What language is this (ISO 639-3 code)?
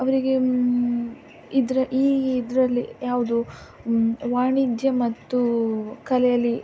kan